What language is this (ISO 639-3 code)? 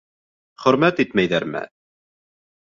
bak